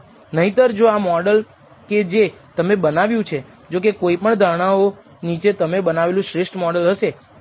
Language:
Gujarati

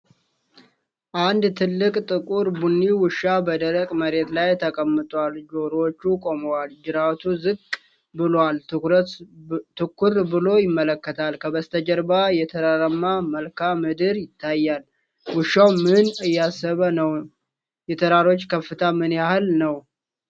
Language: Amharic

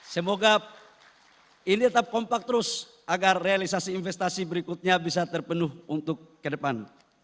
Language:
Indonesian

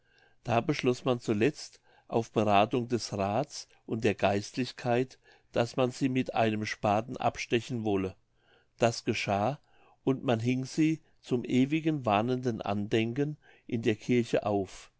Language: German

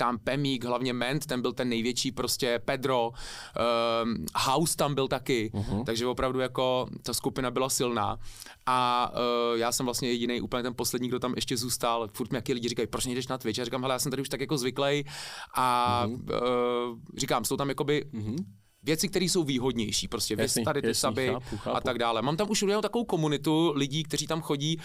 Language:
Czech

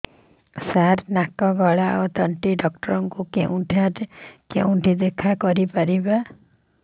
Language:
Odia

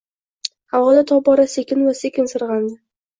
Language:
Uzbek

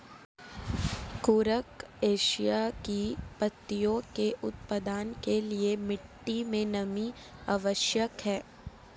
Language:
Hindi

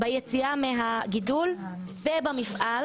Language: Hebrew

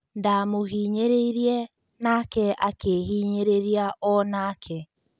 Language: Kikuyu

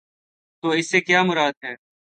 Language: Urdu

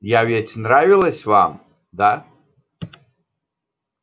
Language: Russian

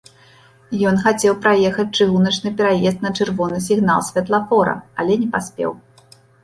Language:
Belarusian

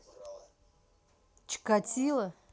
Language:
Russian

